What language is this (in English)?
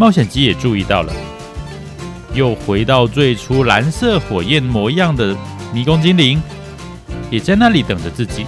Chinese